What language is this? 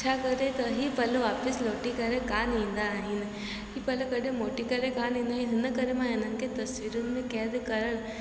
Sindhi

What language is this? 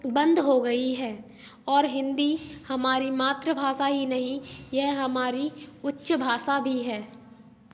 Hindi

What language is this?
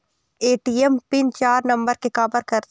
Chhattisgarhi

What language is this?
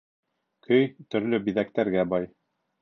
Bashkir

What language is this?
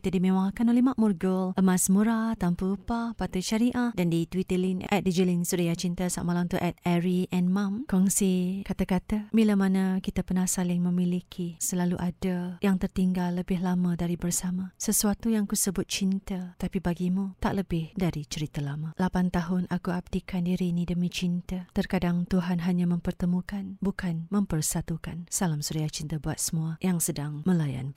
Malay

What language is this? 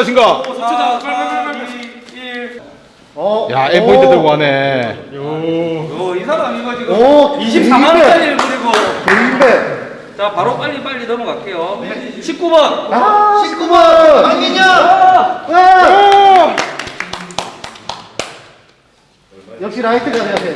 Korean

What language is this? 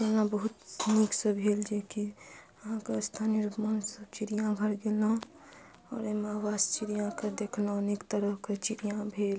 Maithili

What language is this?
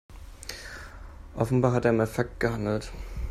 German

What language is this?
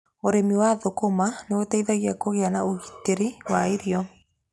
Kikuyu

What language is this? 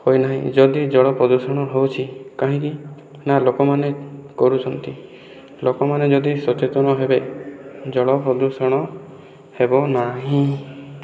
Odia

